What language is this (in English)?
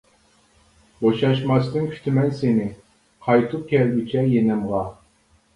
Uyghur